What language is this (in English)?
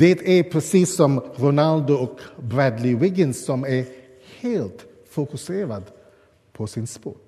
Swedish